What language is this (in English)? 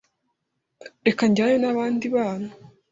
Kinyarwanda